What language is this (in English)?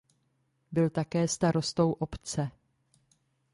Czech